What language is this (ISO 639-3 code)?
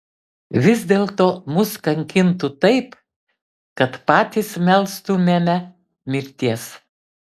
lit